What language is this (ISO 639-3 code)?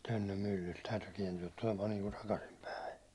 fin